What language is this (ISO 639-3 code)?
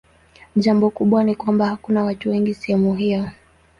swa